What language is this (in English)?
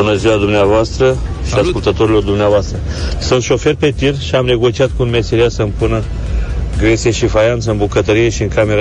Romanian